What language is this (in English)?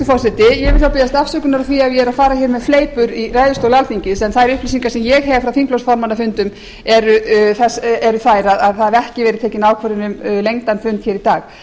Icelandic